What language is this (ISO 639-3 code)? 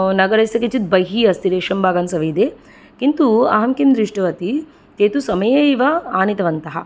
san